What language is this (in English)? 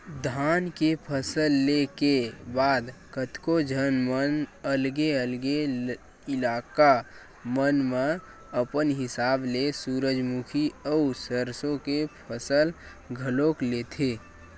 Chhattisgarhi